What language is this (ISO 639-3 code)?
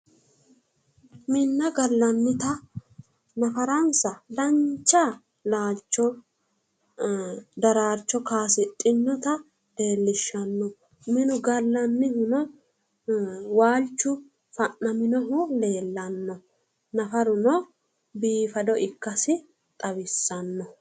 sid